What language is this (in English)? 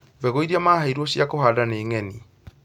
Kikuyu